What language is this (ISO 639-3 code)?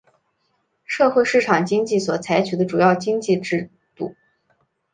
zho